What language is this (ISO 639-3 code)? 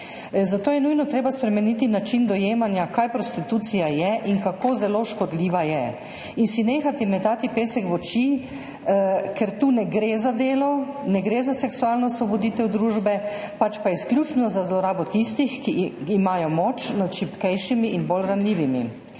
slv